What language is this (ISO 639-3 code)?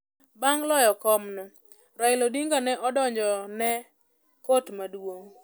luo